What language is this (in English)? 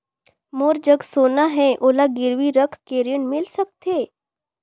Chhattisgarhi